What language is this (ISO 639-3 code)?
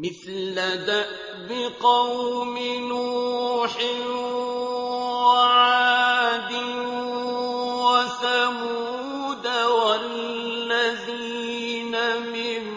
ara